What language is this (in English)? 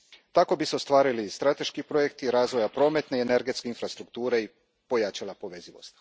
Croatian